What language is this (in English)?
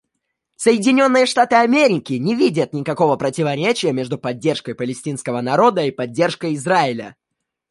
Russian